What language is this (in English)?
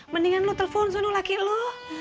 Indonesian